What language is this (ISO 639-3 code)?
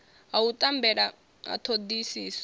ven